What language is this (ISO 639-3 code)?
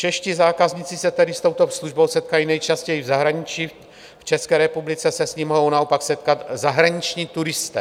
ces